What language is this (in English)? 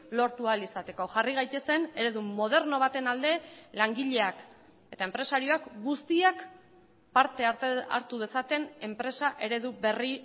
Basque